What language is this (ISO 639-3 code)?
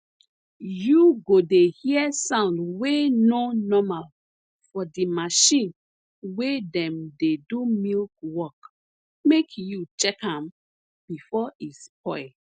pcm